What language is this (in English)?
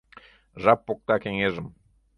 Mari